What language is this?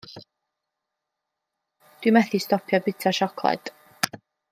Welsh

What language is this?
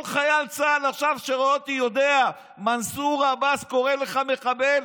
Hebrew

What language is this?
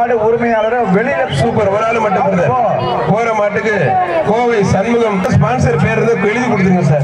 Romanian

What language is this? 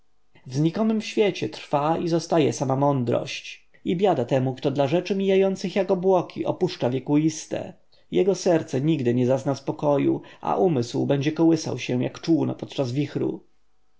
Polish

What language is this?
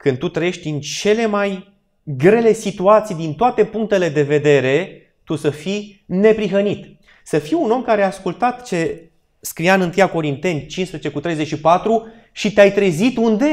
Romanian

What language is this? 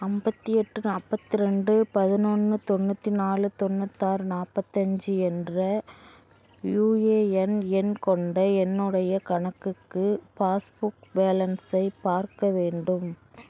Tamil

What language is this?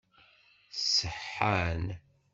Kabyle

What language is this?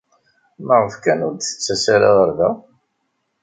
Kabyle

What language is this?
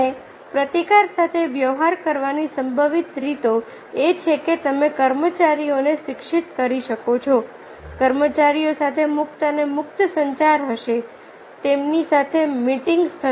Gujarati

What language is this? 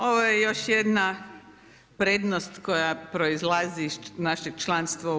Croatian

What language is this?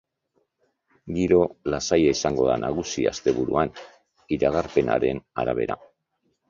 Basque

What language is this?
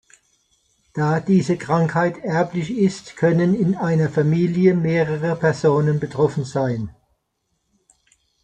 German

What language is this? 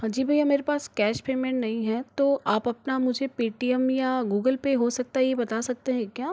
Hindi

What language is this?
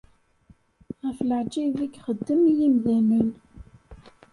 Kabyle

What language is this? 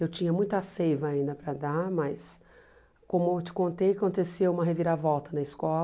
Portuguese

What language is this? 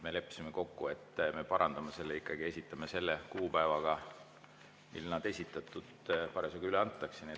Estonian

